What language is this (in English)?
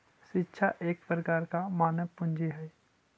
Magahi